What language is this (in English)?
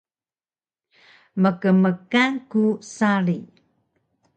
Taroko